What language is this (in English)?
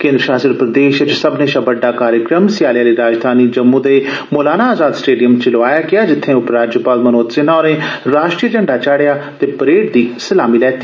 Dogri